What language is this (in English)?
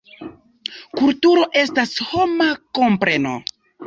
Esperanto